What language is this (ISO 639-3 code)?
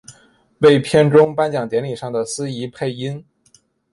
zho